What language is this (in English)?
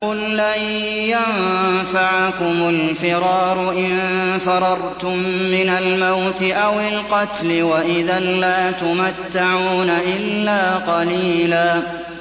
Arabic